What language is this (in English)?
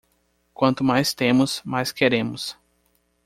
Portuguese